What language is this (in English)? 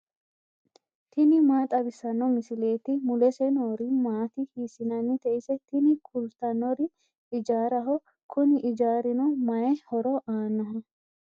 Sidamo